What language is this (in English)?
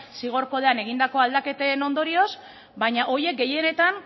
Basque